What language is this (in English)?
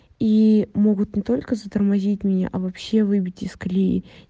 Russian